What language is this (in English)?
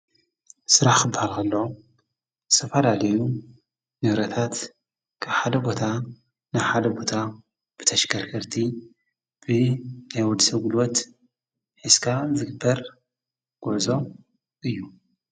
Tigrinya